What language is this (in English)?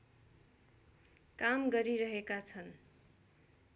Nepali